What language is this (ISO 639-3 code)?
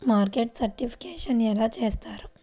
tel